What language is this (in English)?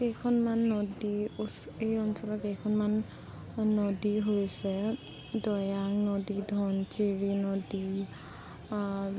Assamese